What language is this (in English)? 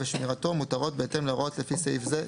Hebrew